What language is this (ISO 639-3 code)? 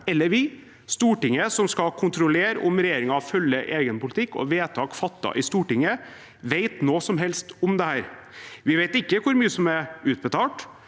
nor